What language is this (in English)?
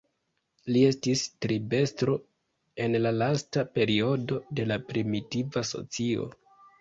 Esperanto